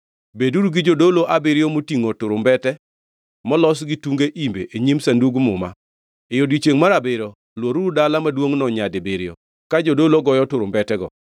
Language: Luo (Kenya and Tanzania)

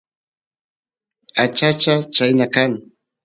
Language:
Santiago del Estero Quichua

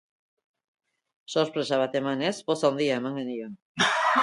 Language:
Basque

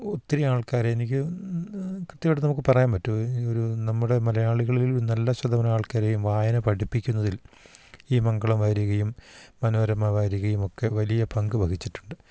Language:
Malayalam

